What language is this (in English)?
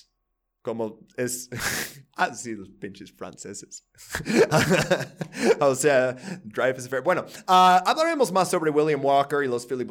Spanish